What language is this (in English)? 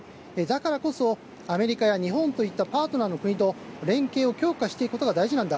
Japanese